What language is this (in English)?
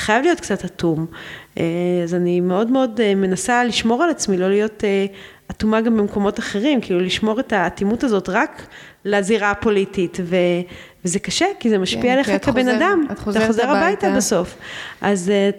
Hebrew